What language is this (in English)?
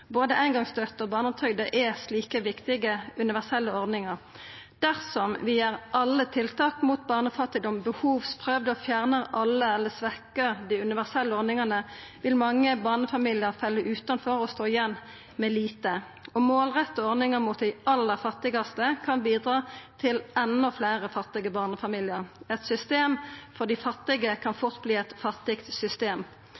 Norwegian Nynorsk